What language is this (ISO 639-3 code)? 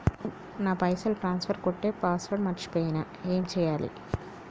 tel